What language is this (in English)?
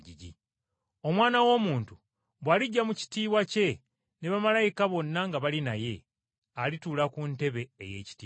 Ganda